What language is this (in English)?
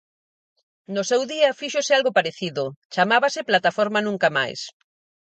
Galician